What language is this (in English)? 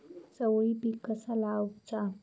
Marathi